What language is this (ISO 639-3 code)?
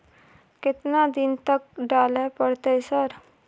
mai